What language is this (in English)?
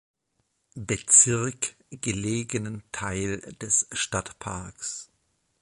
German